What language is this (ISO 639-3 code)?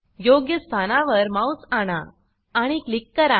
mar